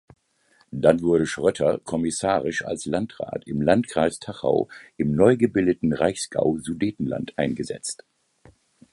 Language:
German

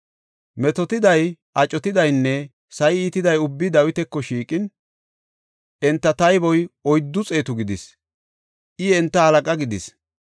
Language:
Gofa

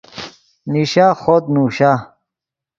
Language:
Yidgha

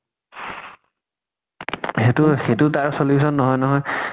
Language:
Assamese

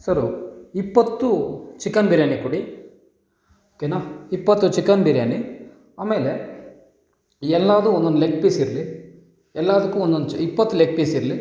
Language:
Kannada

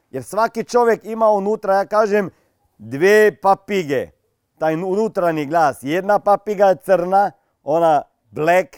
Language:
Croatian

